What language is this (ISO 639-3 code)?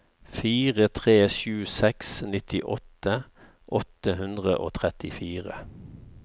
nor